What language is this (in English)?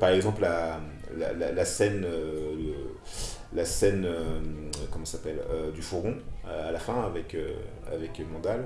French